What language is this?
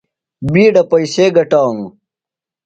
Phalura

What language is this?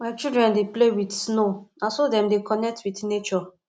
Nigerian Pidgin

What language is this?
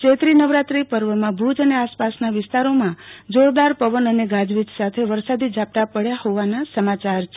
Gujarati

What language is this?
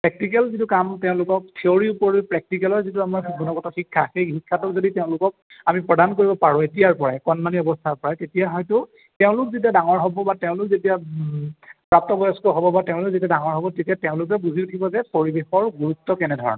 Assamese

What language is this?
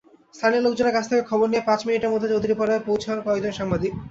Bangla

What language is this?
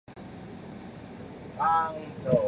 Chinese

